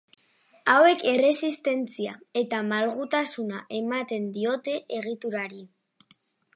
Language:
Basque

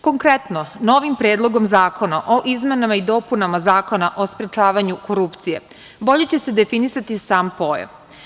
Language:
Serbian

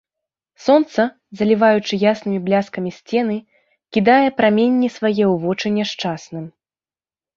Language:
Belarusian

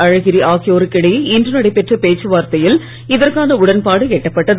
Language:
Tamil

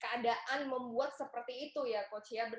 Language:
Indonesian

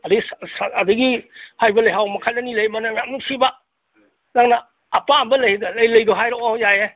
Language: Manipuri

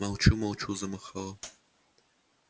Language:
Russian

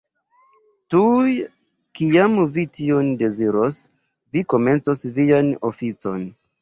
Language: Esperanto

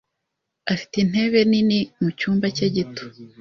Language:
Kinyarwanda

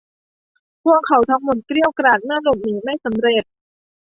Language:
Thai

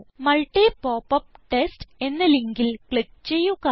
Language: Malayalam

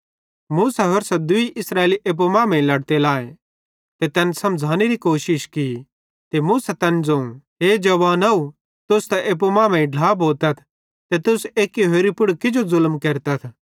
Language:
Bhadrawahi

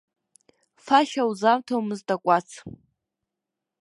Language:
Abkhazian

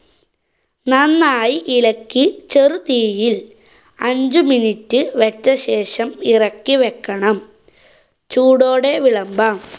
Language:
Malayalam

